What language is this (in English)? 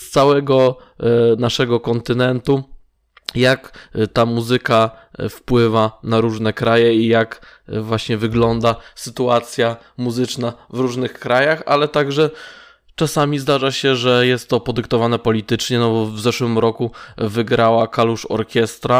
Polish